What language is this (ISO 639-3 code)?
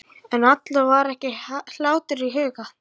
isl